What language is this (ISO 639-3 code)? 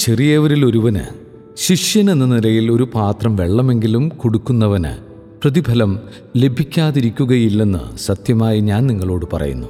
mal